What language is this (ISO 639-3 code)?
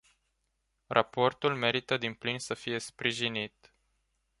ron